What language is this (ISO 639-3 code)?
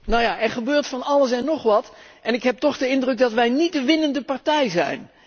nld